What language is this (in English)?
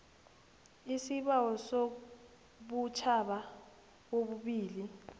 South Ndebele